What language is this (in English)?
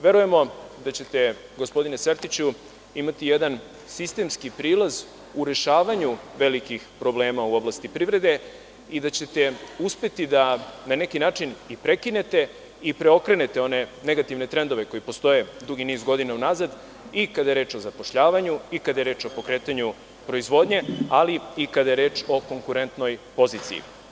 Serbian